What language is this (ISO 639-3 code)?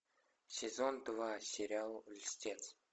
rus